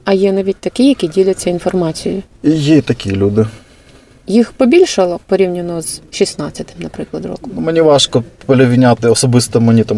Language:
Ukrainian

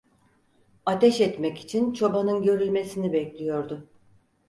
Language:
Turkish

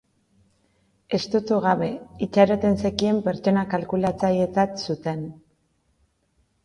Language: Basque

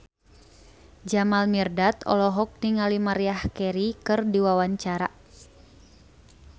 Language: Sundanese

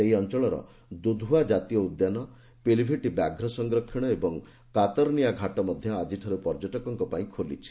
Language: Odia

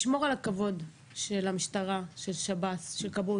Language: Hebrew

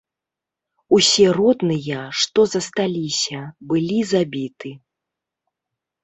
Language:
Belarusian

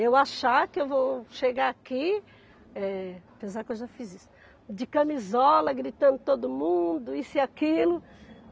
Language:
Portuguese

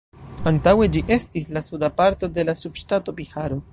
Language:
Esperanto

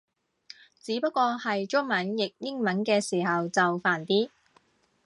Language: Cantonese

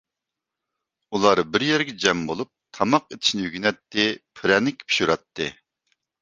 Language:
Uyghur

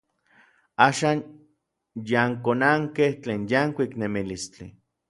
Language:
Orizaba Nahuatl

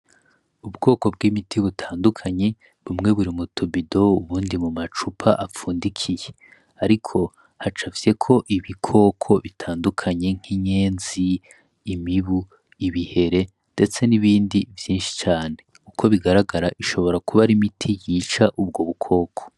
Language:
Rundi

